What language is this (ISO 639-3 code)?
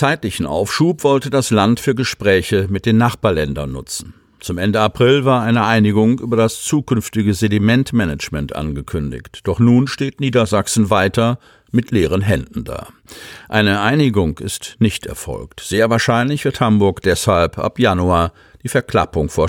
deu